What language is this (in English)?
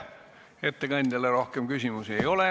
Estonian